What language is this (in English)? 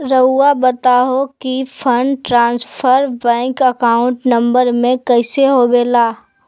Magahi